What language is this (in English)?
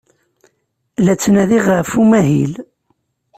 Kabyle